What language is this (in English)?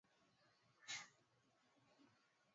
Swahili